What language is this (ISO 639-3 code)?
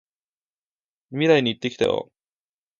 jpn